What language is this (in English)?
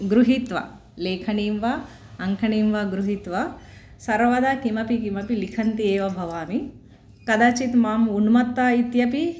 Sanskrit